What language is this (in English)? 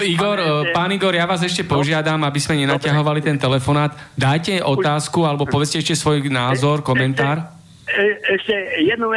Slovak